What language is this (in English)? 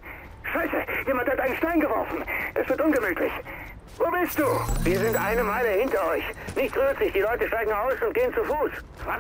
German